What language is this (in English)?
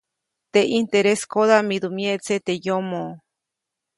Copainalá Zoque